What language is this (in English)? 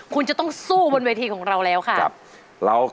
Thai